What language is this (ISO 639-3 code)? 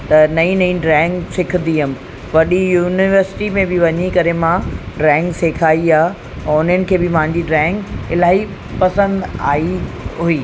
snd